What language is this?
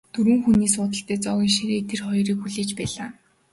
Mongolian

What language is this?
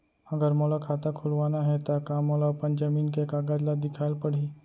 Chhattisgarhi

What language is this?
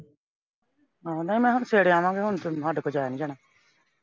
Punjabi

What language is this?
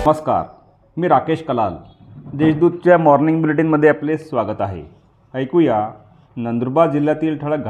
Marathi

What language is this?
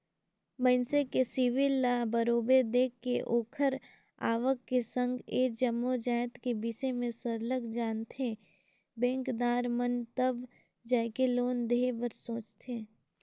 Chhattisgarhi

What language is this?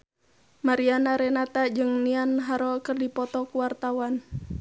Sundanese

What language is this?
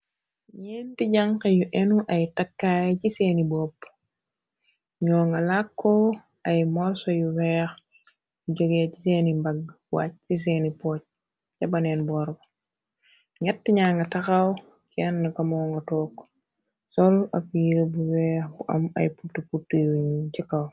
Wolof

